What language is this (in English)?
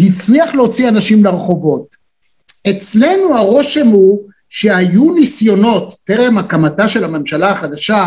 Hebrew